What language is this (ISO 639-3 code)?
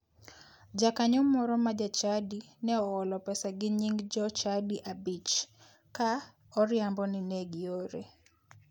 luo